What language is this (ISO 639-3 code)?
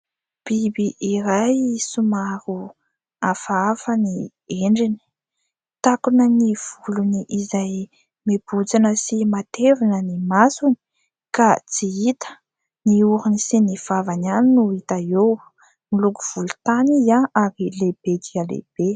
mlg